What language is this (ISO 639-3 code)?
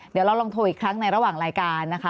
tha